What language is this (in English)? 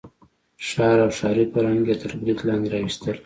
Pashto